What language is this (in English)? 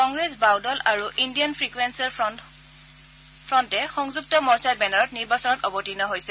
Assamese